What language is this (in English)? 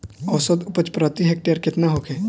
Bhojpuri